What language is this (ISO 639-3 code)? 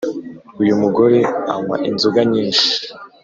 kin